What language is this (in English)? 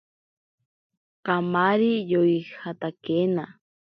Ashéninka Perené